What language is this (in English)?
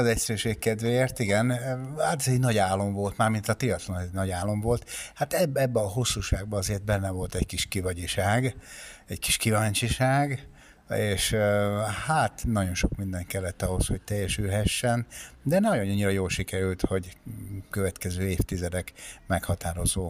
Hungarian